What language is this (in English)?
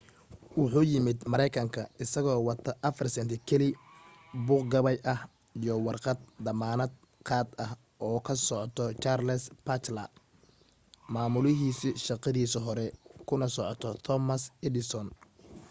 Somali